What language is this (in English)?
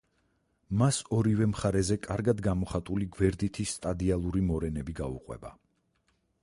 Georgian